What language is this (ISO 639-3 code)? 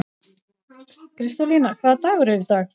isl